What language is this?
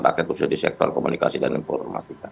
Indonesian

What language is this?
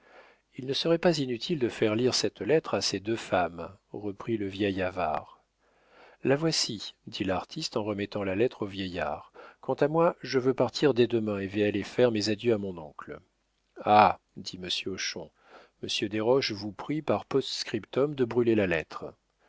French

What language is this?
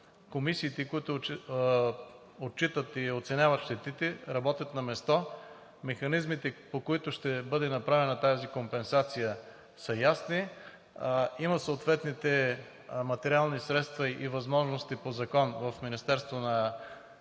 Bulgarian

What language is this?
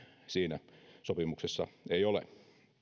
Finnish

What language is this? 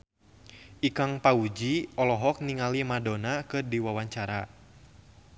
Sundanese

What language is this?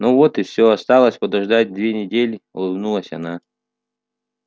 Russian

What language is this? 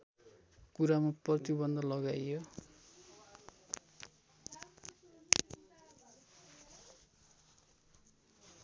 Nepali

